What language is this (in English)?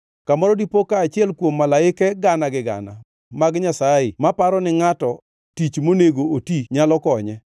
Luo (Kenya and Tanzania)